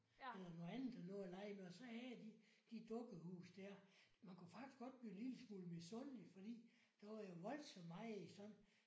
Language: Danish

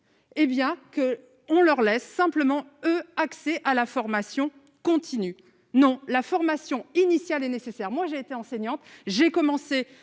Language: French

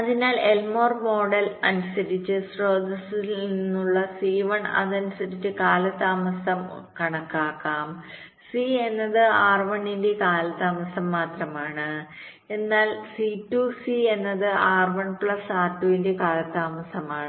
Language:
Malayalam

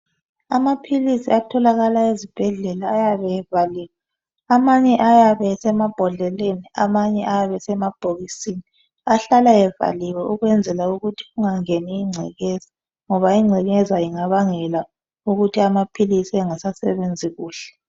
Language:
North Ndebele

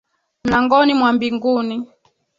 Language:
Swahili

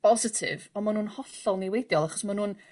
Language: Welsh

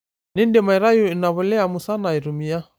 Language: Masai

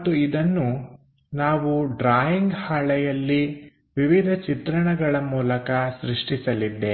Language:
Kannada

